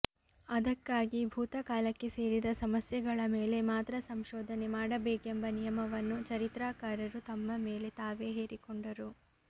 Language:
Kannada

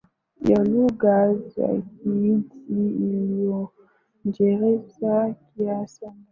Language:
Swahili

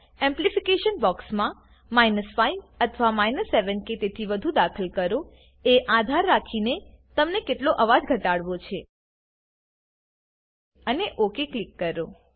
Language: Gujarati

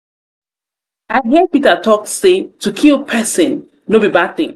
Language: Nigerian Pidgin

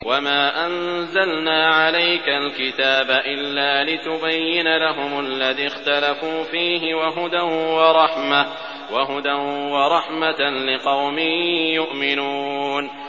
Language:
Arabic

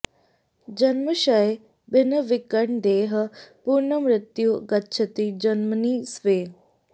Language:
Sanskrit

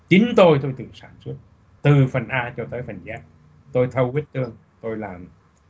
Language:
Vietnamese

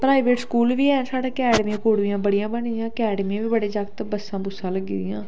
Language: Dogri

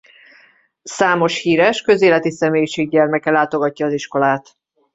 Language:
Hungarian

